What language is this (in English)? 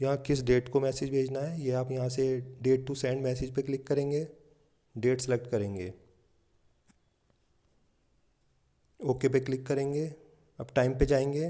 Hindi